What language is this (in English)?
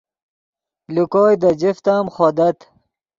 Yidgha